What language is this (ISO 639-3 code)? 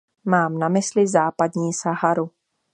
ces